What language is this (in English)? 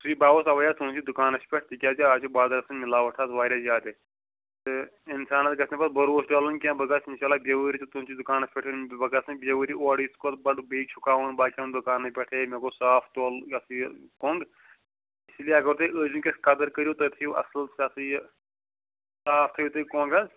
Kashmiri